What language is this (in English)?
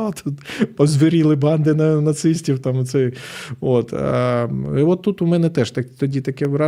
Ukrainian